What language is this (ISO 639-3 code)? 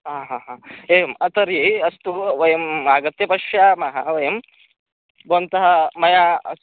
san